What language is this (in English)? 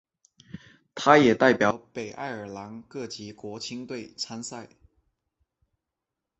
Chinese